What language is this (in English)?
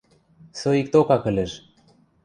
Western Mari